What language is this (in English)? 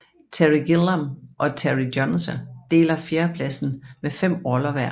Danish